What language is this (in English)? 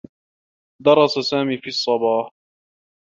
Arabic